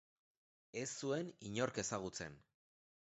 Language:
Basque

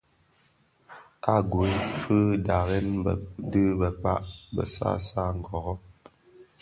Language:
Bafia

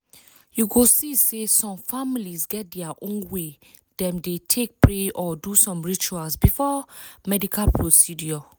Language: Nigerian Pidgin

